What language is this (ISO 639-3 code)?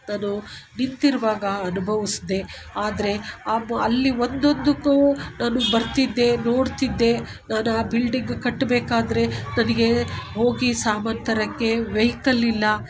kan